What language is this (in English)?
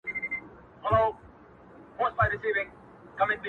Pashto